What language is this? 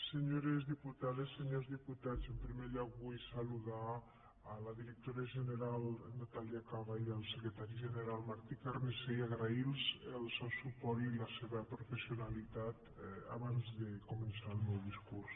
Catalan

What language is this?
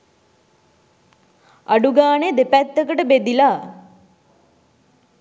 Sinhala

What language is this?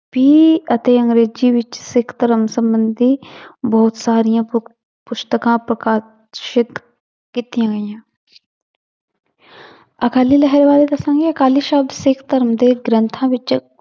Punjabi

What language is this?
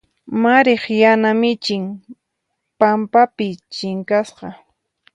Puno Quechua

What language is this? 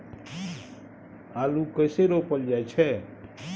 Maithili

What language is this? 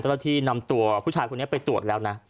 Thai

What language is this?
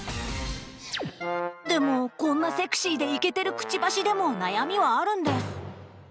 Japanese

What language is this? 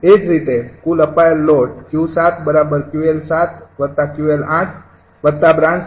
Gujarati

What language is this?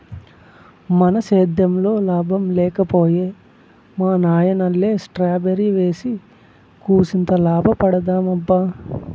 Telugu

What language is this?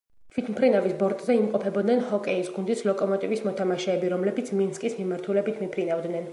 Georgian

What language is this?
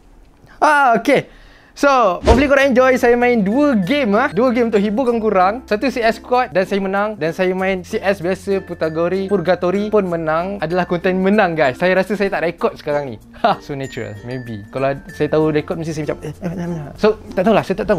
Malay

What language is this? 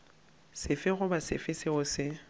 Northern Sotho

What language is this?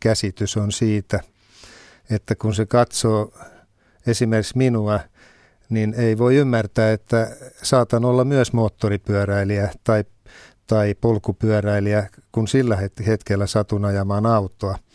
Finnish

